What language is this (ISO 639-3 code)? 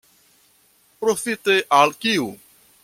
epo